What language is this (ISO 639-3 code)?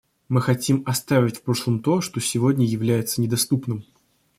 rus